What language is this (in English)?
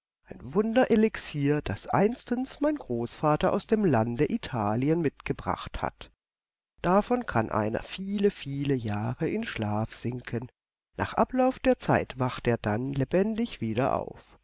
German